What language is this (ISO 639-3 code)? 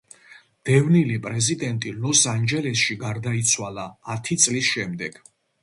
kat